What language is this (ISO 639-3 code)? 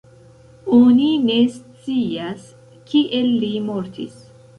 epo